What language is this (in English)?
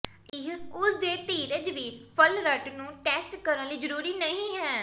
Punjabi